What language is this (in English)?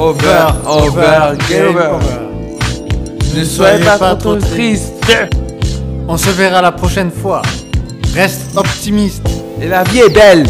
French